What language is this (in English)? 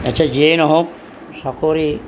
Assamese